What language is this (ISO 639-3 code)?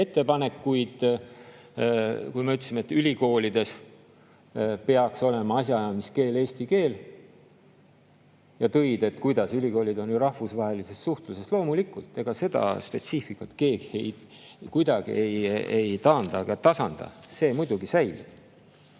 est